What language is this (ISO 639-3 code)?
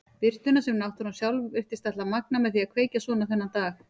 isl